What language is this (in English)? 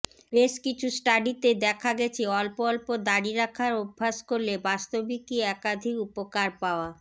Bangla